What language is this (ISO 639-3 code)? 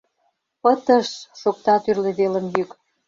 chm